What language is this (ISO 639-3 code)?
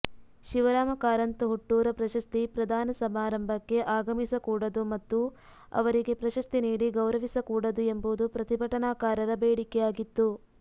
kan